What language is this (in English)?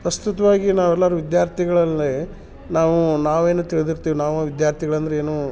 Kannada